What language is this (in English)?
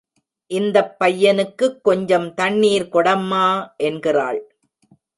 Tamil